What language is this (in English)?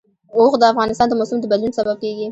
Pashto